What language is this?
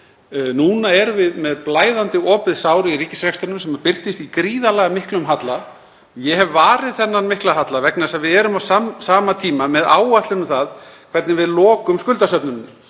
Icelandic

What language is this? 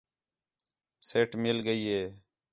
Khetrani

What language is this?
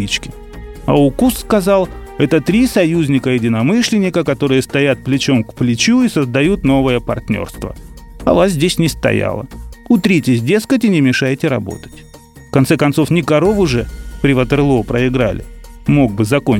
Russian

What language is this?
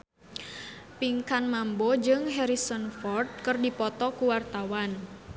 Sundanese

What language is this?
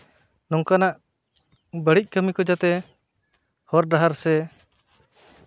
Santali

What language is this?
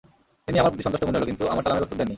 Bangla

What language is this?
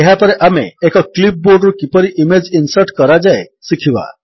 Odia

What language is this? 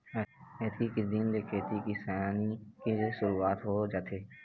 Chhattisgarhi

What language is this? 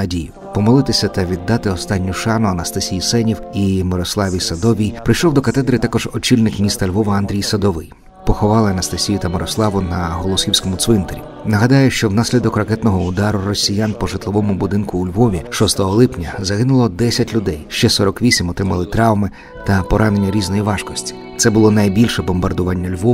Ukrainian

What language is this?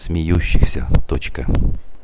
Russian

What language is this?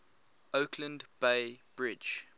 English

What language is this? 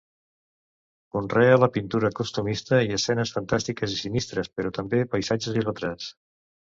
Catalan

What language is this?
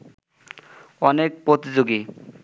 Bangla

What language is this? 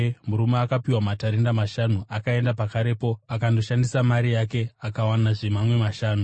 Shona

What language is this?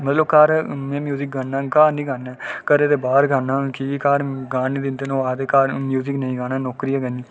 Dogri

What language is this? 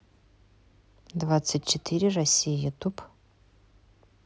Russian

